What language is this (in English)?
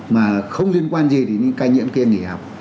Vietnamese